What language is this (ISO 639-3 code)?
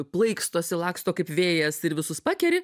lit